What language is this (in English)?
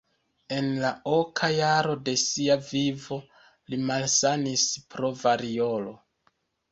Esperanto